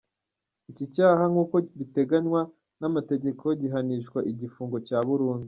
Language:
Kinyarwanda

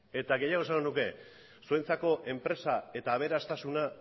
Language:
Basque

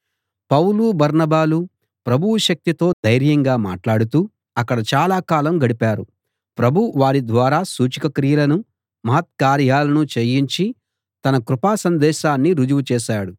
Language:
Telugu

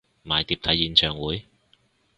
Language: Cantonese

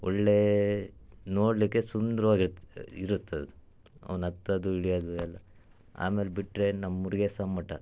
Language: Kannada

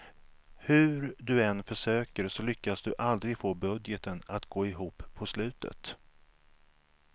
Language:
Swedish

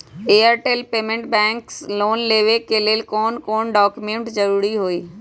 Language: Magahi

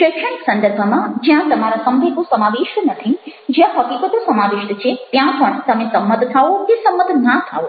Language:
Gujarati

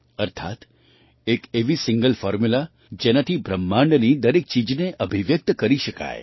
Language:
Gujarati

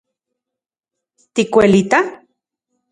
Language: Central Puebla Nahuatl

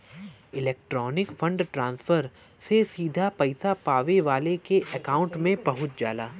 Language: Bhojpuri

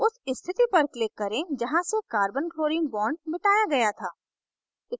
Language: Hindi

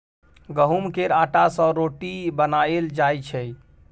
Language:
Maithili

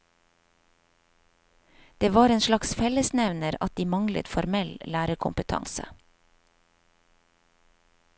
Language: Norwegian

